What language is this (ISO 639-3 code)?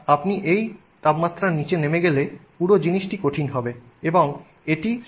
ben